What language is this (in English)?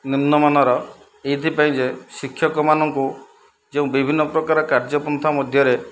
Odia